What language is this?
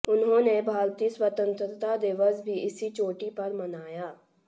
Hindi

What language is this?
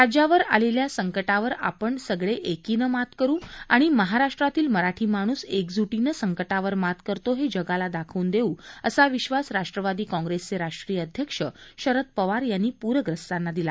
Marathi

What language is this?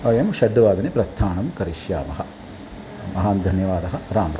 Sanskrit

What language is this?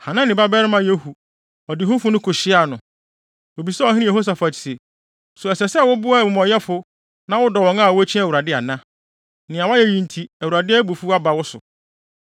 Akan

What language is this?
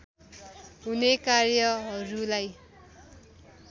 Nepali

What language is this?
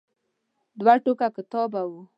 Pashto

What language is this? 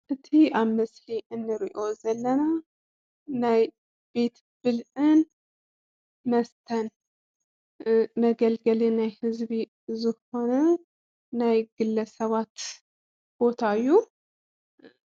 Tigrinya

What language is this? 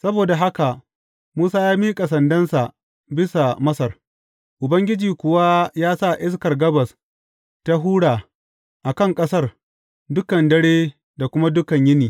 Hausa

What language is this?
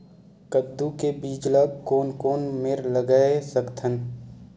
Chhattisgarhi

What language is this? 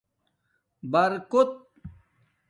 Domaaki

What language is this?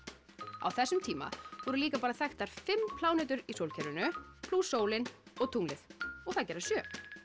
Icelandic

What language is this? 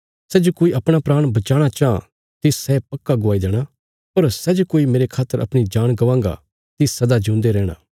Bilaspuri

